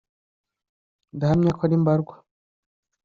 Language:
Kinyarwanda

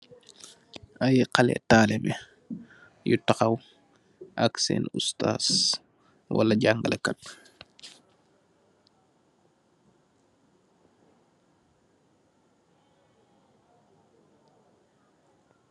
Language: Wolof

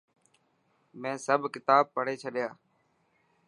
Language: Dhatki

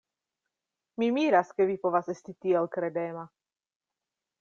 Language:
Esperanto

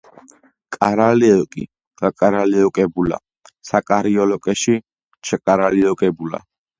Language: Georgian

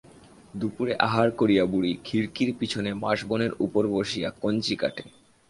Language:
Bangla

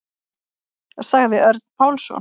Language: Icelandic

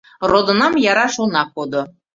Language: Mari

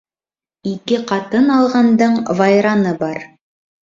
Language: Bashkir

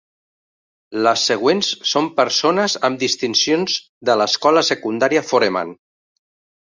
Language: Catalan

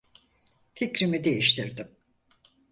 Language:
Turkish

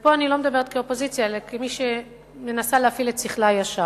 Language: Hebrew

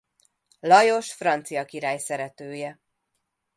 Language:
Hungarian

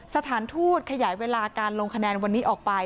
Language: Thai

